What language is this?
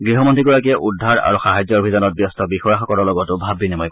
Assamese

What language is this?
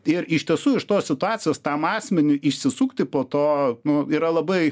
Lithuanian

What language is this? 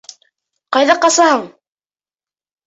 Bashkir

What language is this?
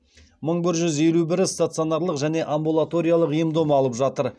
Kazakh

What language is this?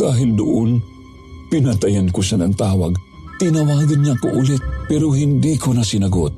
Filipino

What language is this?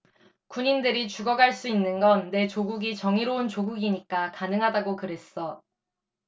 Korean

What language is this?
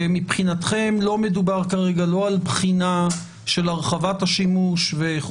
Hebrew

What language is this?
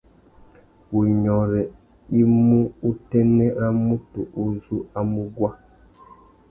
Tuki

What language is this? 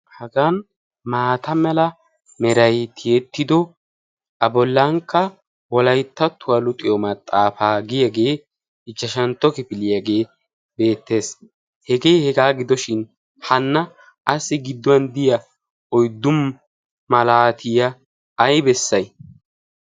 Wolaytta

